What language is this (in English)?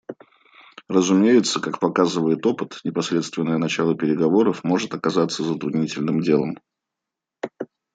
Russian